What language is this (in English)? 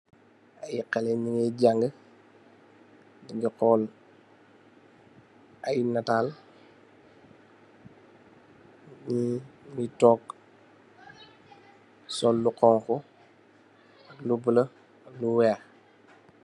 Wolof